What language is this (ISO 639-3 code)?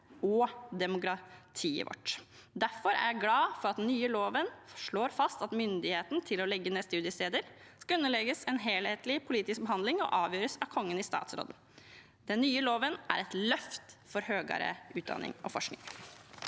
nor